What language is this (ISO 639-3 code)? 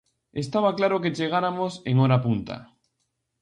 glg